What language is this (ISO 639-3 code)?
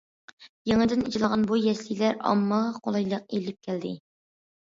uig